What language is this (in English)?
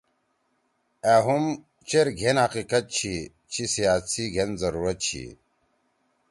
Torwali